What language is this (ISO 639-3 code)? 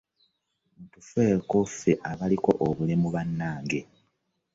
lug